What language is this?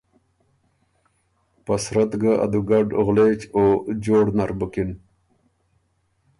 Ormuri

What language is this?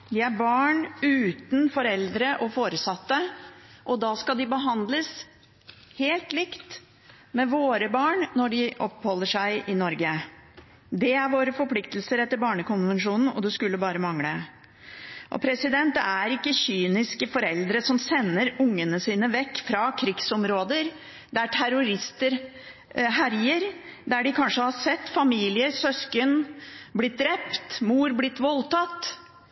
Norwegian Bokmål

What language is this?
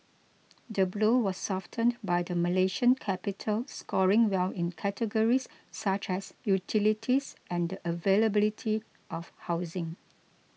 English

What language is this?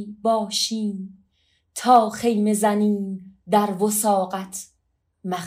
Persian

